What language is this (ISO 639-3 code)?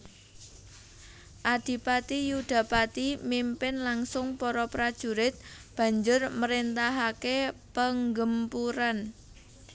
jav